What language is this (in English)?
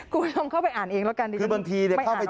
Thai